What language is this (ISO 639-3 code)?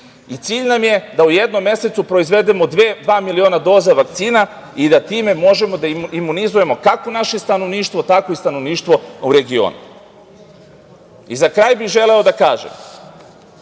srp